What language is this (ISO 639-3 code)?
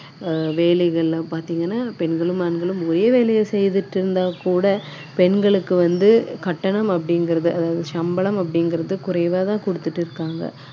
tam